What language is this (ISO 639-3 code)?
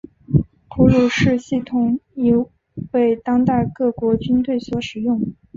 zho